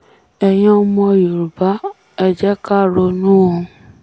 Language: Yoruba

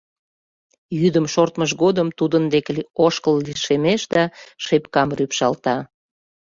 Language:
Mari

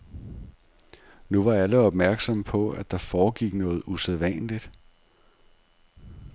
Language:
Danish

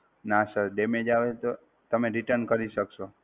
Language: Gujarati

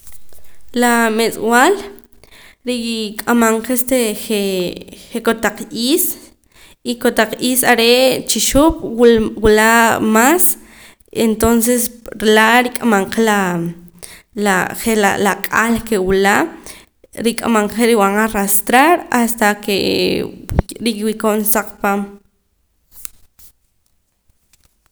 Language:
Poqomam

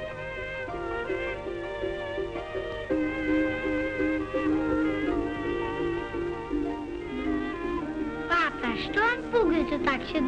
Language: Russian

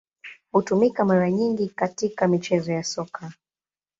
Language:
Swahili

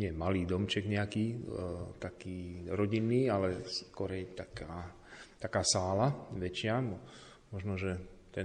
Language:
Slovak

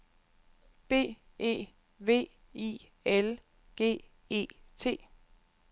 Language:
Danish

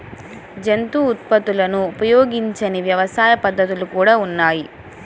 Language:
Telugu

